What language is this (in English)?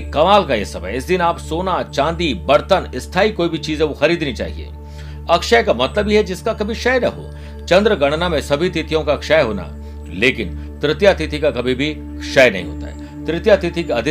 Hindi